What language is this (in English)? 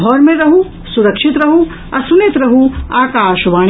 Maithili